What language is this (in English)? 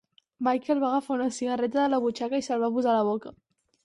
Catalan